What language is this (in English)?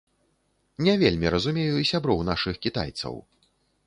Belarusian